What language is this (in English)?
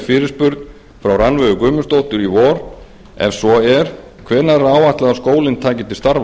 Icelandic